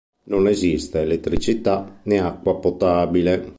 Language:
Italian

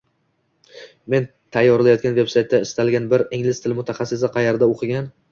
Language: Uzbek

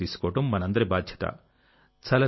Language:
Telugu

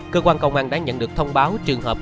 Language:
Vietnamese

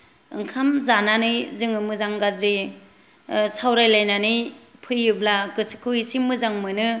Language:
Bodo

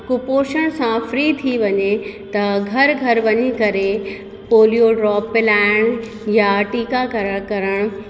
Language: Sindhi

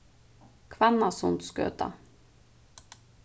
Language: Faroese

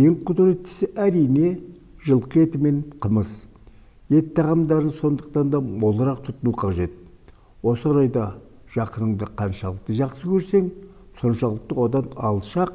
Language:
Turkish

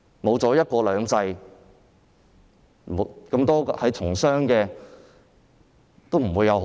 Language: Cantonese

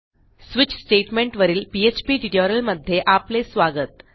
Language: Marathi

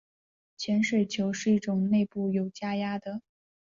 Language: Chinese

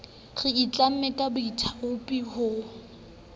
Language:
Southern Sotho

